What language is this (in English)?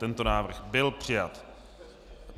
Czech